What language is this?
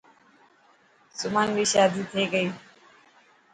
Dhatki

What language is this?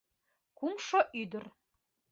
Mari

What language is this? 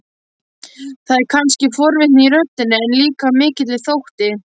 Icelandic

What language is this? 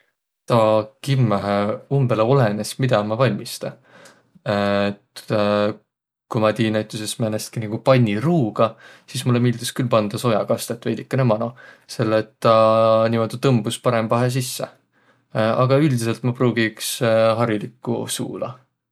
Võro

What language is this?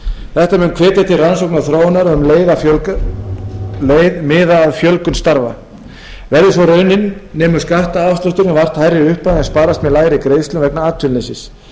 Icelandic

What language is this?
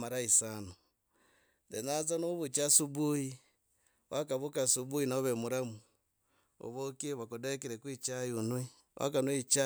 Logooli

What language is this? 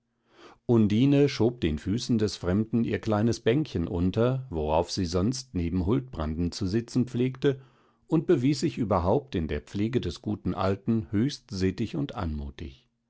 German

